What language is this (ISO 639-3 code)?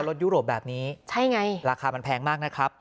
tha